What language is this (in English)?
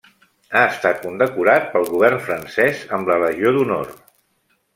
Catalan